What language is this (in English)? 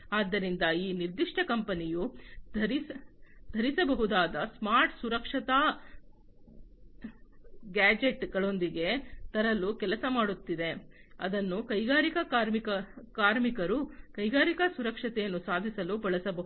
Kannada